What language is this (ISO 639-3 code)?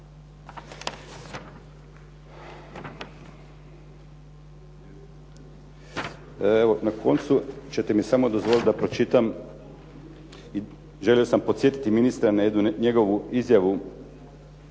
hrv